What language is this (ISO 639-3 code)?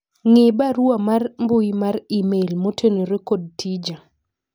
luo